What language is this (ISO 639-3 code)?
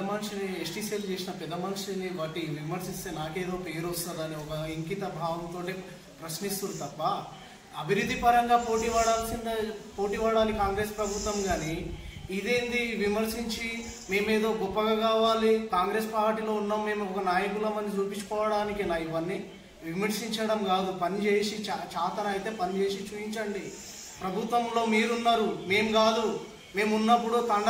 tel